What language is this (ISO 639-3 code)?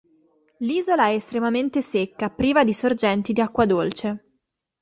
ita